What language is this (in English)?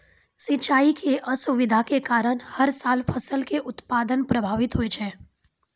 Maithili